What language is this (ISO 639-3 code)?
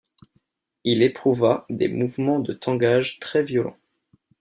fra